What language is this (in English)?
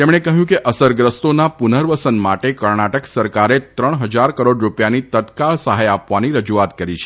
Gujarati